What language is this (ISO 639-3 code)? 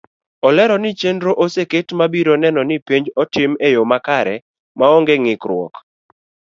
luo